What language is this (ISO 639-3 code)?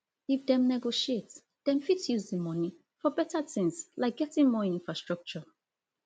pcm